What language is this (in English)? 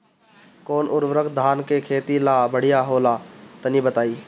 Bhojpuri